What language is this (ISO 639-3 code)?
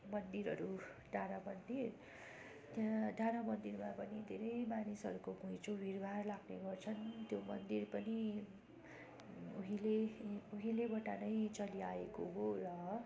nep